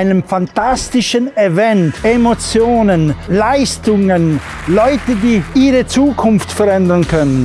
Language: German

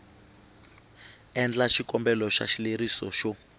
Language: Tsonga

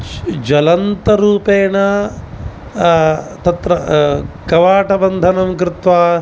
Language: Sanskrit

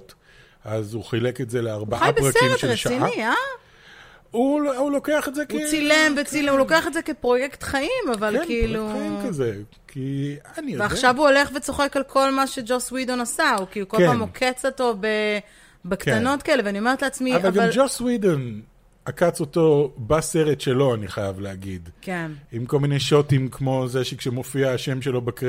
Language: Hebrew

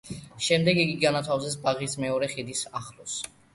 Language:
Georgian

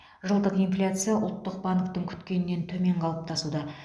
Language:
Kazakh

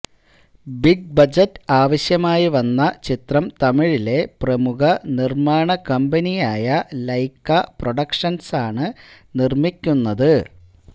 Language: Malayalam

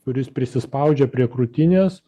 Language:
Lithuanian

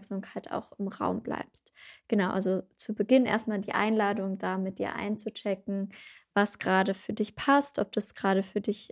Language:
German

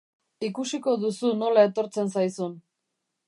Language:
Basque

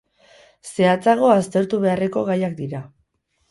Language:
Basque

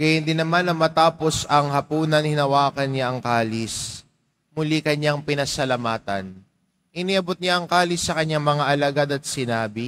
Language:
Filipino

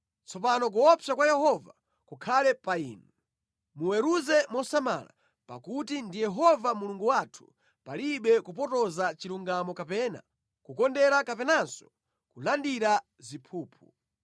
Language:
Nyanja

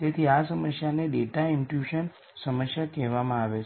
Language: Gujarati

